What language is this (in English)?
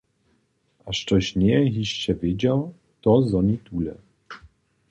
Upper Sorbian